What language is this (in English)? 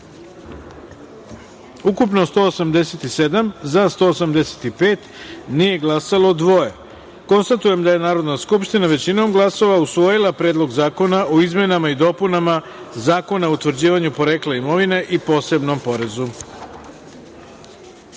Serbian